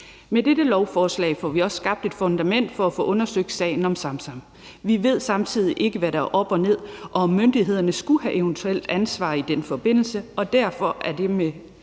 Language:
Danish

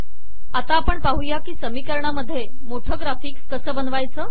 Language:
Marathi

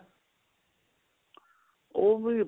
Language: Punjabi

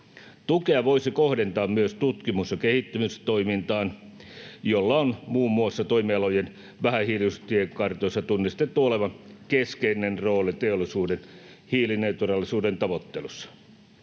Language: Finnish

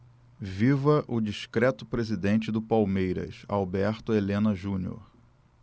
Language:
Portuguese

